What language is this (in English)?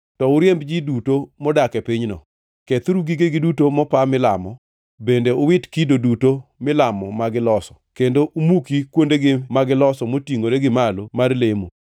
Luo (Kenya and Tanzania)